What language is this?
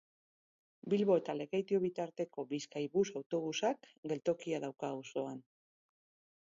Basque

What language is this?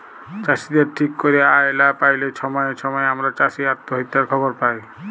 Bangla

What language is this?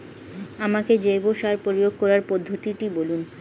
Bangla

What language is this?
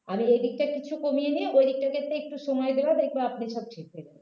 Bangla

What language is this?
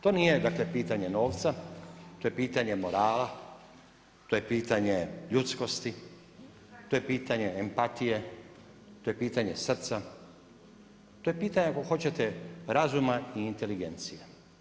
Croatian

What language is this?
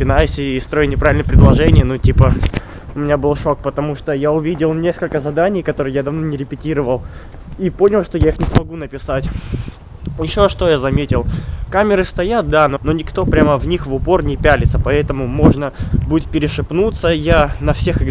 Russian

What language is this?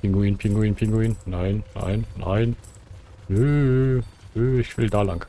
German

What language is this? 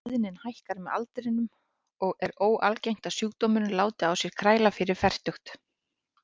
Icelandic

